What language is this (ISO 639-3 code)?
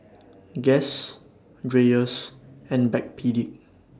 eng